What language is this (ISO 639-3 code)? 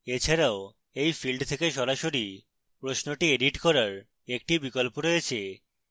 ben